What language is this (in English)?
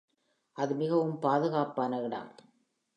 Tamil